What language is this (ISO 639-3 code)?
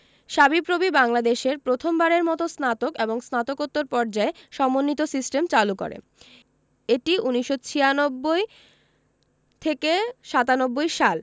ben